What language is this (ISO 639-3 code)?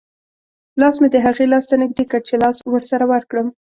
pus